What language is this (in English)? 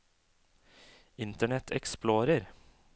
Norwegian